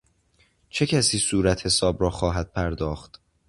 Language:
Persian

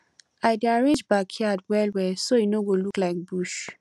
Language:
Nigerian Pidgin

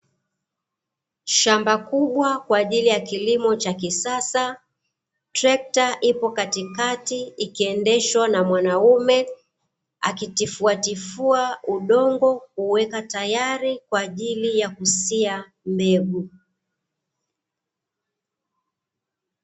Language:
Swahili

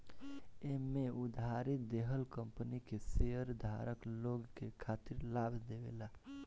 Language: Bhojpuri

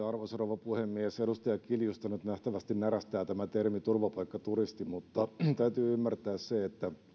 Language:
Finnish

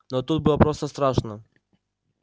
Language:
Russian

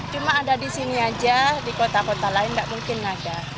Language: Indonesian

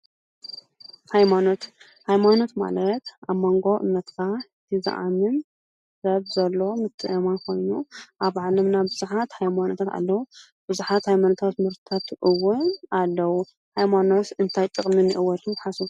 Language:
Tigrinya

